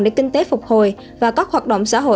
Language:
Vietnamese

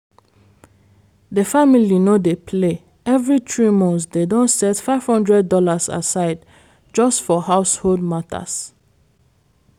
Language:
Nigerian Pidgin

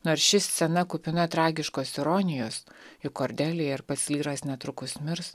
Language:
Lithuanian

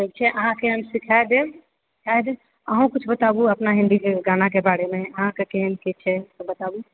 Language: Maithili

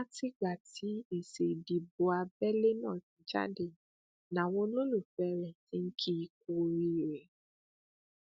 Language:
Yoruba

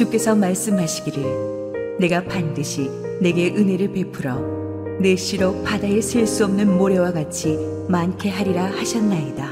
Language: Korean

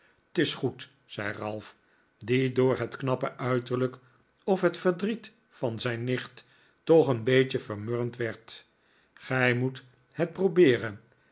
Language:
Dutch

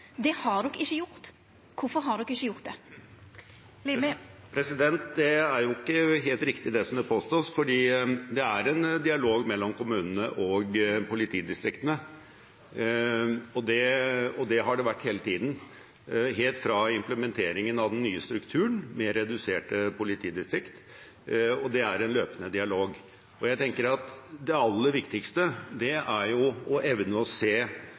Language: Norwegian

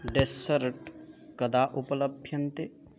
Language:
Sanskrit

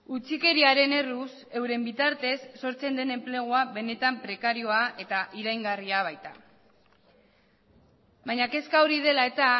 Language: Basque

